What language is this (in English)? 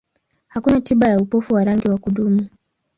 Swahili